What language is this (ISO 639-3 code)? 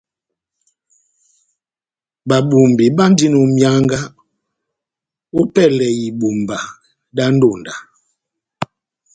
bnm